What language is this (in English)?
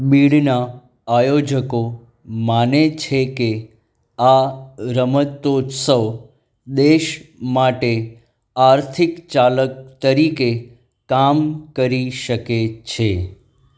Gujarati